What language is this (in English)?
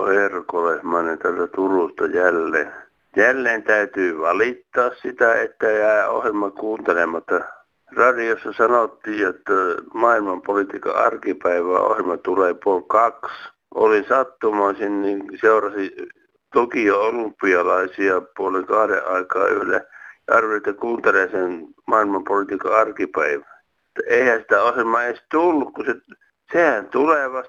Finnish